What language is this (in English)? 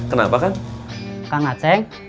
Indonesian